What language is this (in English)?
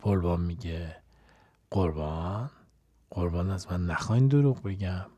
Persian